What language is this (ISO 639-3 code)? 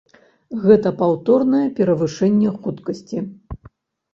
bel